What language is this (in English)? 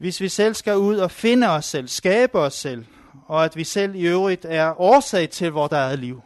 Danish